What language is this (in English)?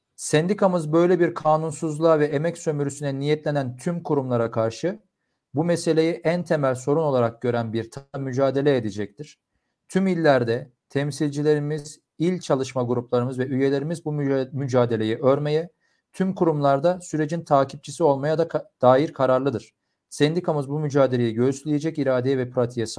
Turkish